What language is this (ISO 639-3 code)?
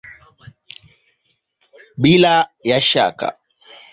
swa